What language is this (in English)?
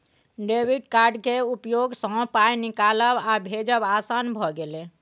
Maithili